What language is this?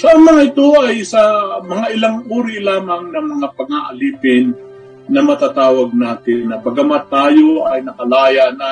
Filipino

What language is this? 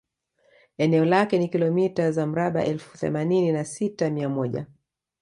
Swahili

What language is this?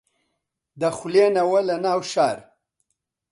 Central Kurdish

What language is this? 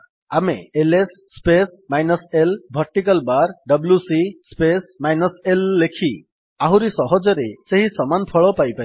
Odia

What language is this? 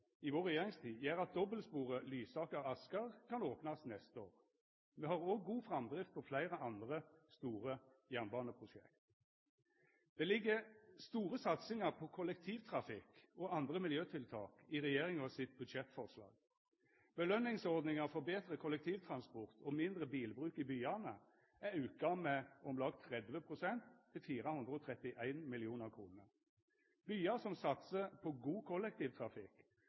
Norwegian Nynorsk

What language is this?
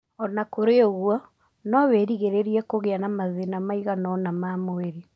Kikuyu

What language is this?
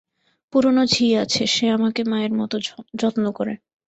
Bangla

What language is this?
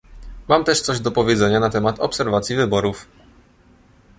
Polish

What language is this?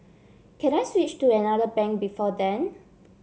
English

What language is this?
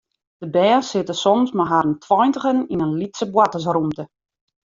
Western Frisian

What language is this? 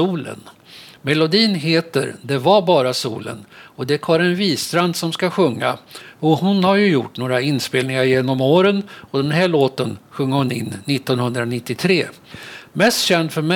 Swedish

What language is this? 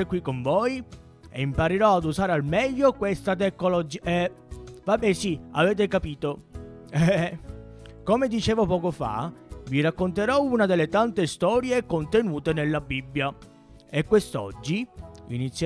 Italian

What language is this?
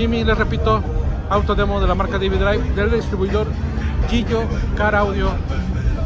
Spanish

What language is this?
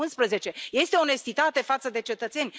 Romanian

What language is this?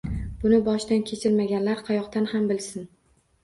Uzbek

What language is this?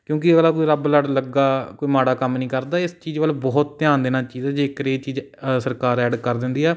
Punjabi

